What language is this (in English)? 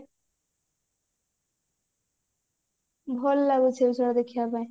Odia